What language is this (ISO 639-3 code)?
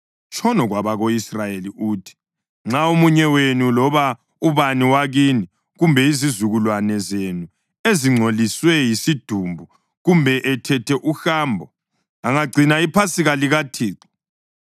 nde